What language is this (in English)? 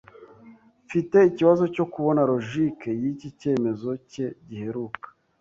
Kinyarwanda